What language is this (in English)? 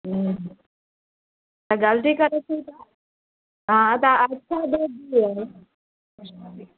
Maithili